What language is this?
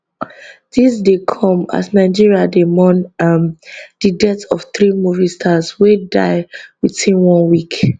Nigerian Pidgin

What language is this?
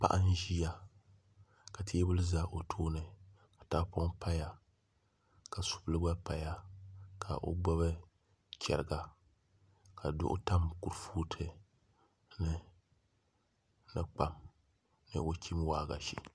Dagbani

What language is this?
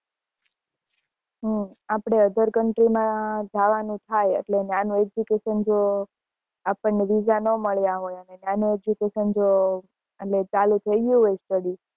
Gujarati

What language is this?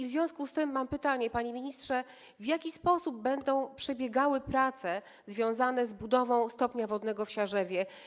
Polish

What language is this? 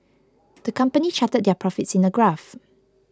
English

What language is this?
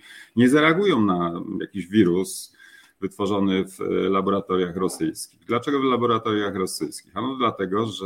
Polish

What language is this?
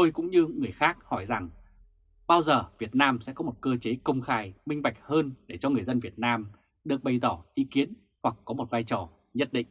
Vietnamese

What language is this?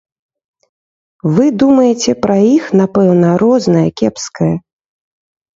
Belarusian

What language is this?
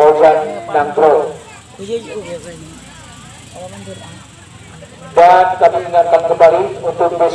Indonesian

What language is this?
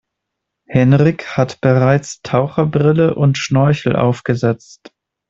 German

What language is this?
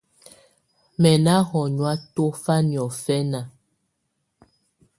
Tunen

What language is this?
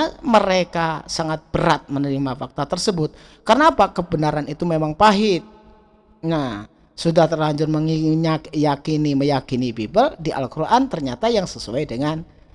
Indonesian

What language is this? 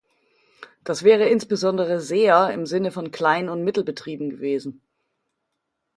German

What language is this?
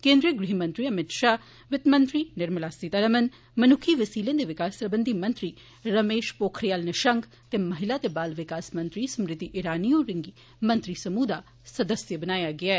Dogri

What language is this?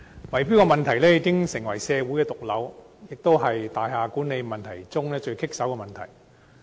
Cantonese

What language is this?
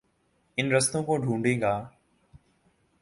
Urdu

